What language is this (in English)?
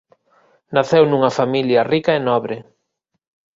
Galician